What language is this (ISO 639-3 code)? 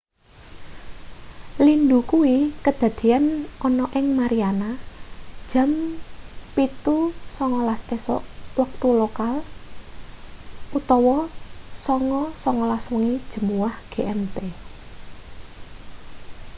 jav